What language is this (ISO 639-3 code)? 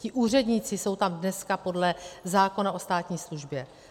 ces